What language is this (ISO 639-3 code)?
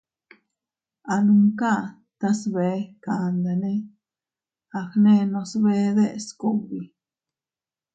cut